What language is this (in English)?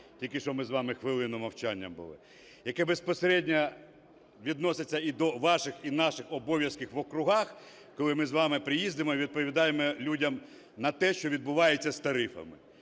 Ukrainian